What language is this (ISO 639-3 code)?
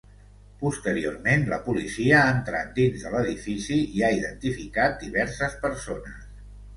cat